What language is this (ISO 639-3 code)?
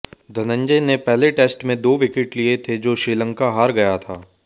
hin